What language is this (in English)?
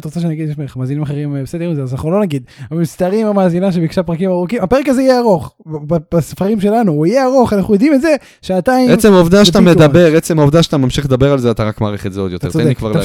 Hebrew